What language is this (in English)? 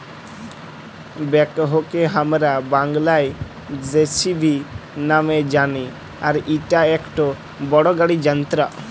Bangla